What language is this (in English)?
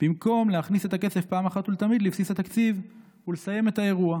Hebrew